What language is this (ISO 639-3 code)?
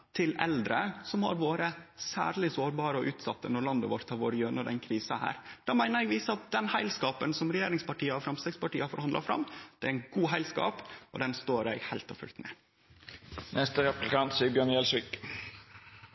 nno